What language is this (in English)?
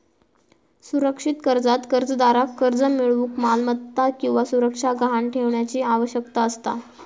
Marathi